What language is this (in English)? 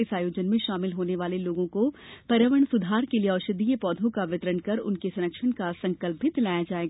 Hindi